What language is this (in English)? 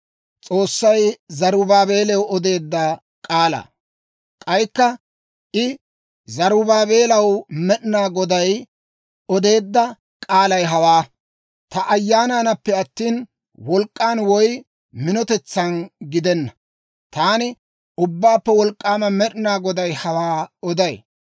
Dawro